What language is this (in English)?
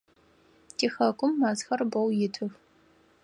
Adyghe